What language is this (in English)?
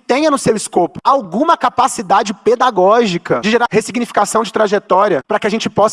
Portuguese